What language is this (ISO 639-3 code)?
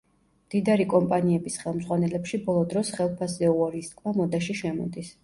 kat